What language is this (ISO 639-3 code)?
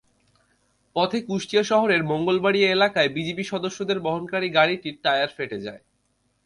ben